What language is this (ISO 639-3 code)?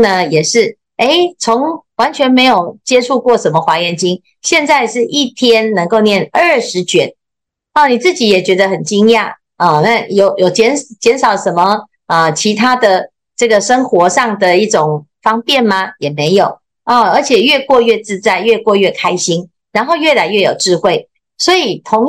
zho